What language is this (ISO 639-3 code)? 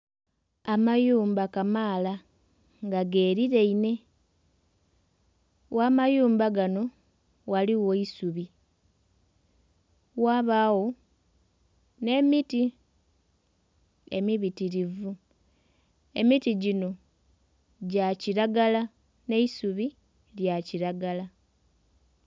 xog